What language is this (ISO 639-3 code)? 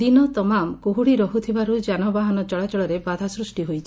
ori